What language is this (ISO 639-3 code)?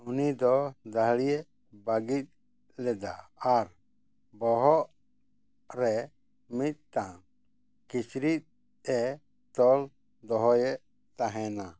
sat